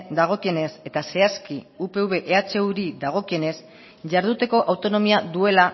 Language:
Basque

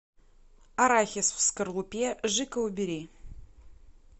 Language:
Russian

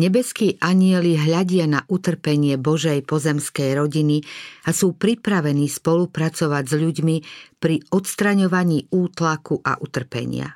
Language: Slovak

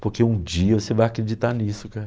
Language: Portuguese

